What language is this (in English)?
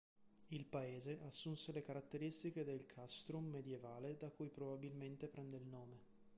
Italian